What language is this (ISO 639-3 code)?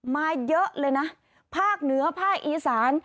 tha